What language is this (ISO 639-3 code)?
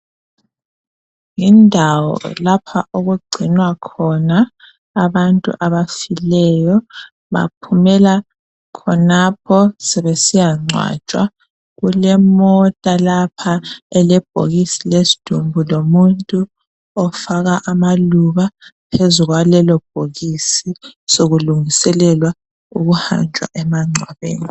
nde